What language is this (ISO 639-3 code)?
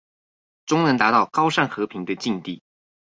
zho